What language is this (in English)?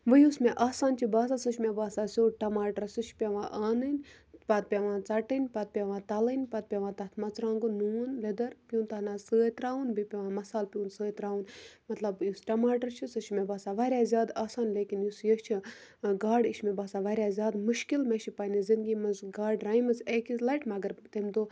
Kashmiri